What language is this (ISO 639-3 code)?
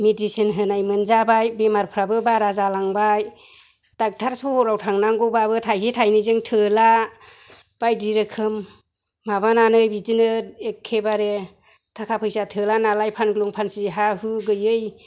brx